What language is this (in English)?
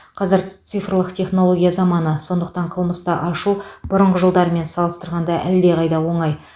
Kazakh